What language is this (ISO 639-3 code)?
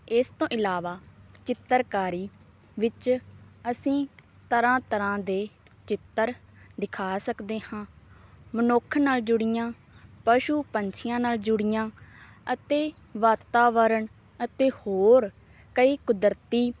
pan